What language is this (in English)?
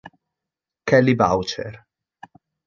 Italian